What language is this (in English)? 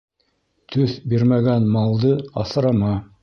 Bashkir